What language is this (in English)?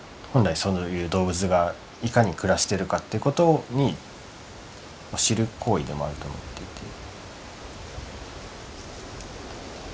Japanese